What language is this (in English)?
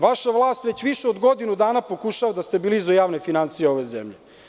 Serbian